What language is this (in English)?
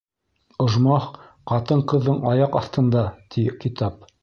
Bashkir